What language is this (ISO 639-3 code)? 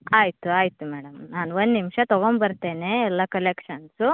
kan